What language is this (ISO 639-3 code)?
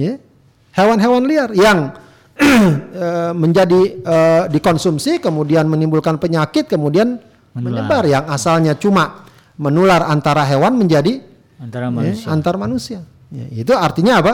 ind